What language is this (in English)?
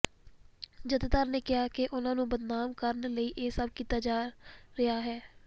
Punjabi